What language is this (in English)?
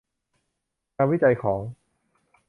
Thai